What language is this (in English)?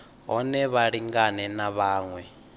Venda